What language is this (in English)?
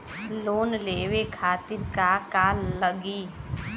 Bhojpuri